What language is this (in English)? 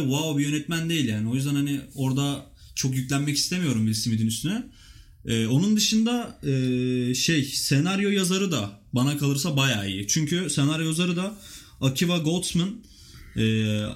Turkish